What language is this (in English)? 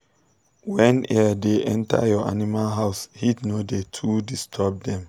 Nigerian Pidgin